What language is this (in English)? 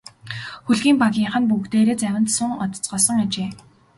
Mongolian